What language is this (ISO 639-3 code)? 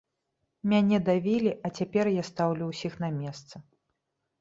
bel